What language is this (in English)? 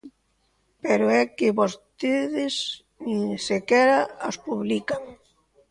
Galician